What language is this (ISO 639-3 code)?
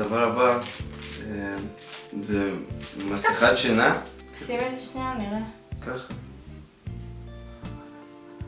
heb